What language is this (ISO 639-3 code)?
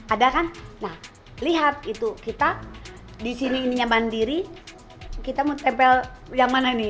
ind